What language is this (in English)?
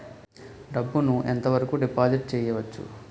Telugu